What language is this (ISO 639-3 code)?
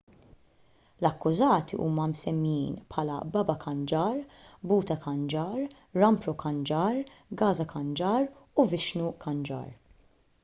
mlt